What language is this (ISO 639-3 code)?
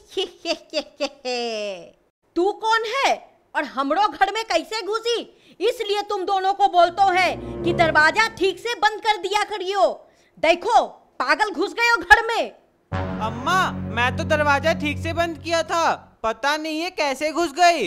hin